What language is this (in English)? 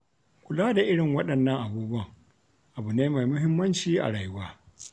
Hausa